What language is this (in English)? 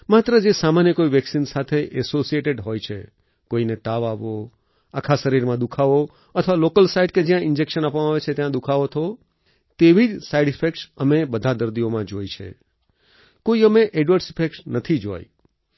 Gujarati